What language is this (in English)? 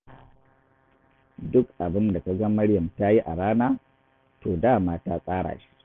Hausa